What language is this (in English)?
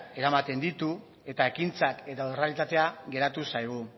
Basque